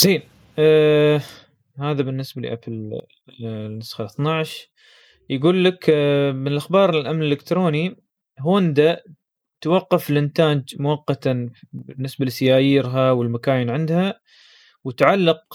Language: Arabic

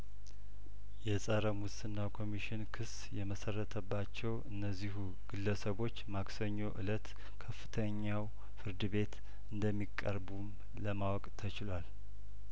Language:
Amharic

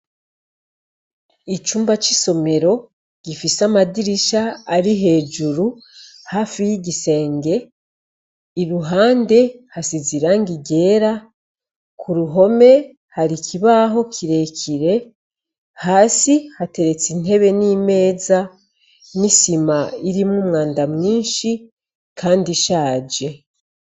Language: Rundi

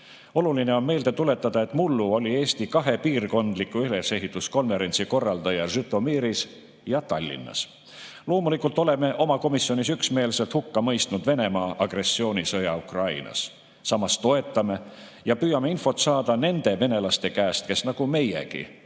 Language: Estonian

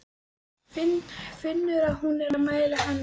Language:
Icelandic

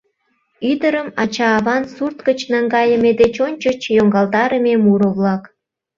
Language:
Mari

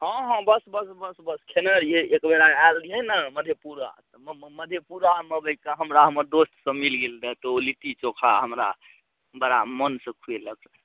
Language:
Maithili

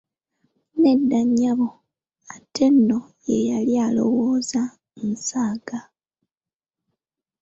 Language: Ganda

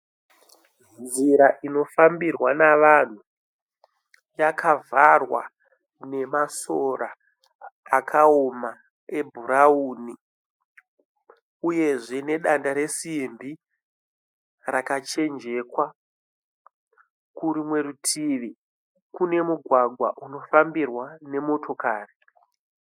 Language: Shona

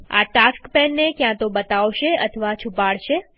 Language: Gujarati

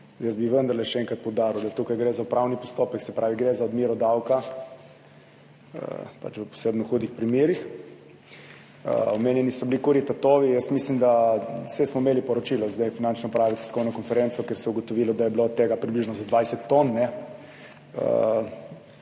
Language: Slovenian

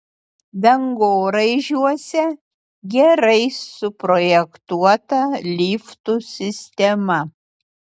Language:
Lithuanian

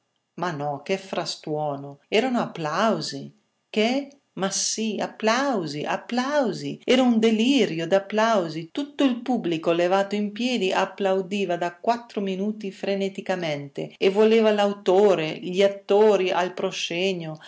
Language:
Italian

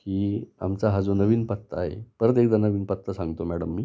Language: Marathi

